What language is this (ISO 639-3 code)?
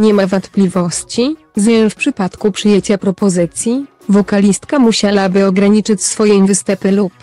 pol